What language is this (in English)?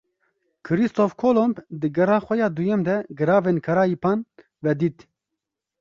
Kurdish